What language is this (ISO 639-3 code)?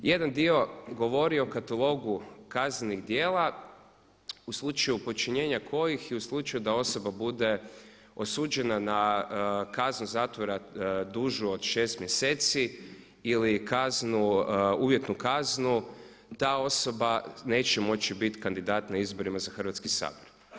hrv